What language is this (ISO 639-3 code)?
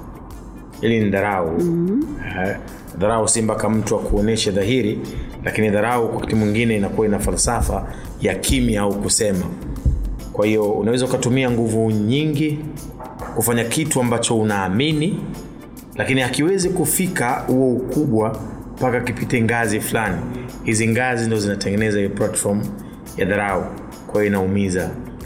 swa